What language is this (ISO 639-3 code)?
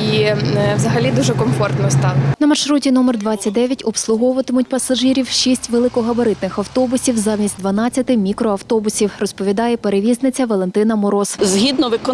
ukr